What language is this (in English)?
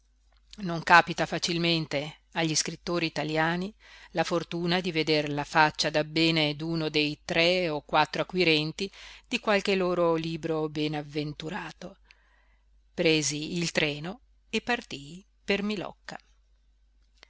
Italian